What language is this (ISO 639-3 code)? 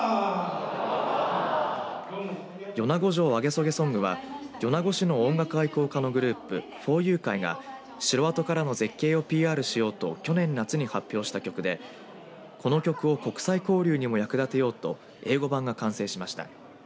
jpn